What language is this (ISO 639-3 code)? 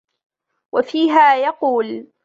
ara